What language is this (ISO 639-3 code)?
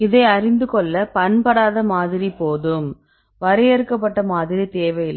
tam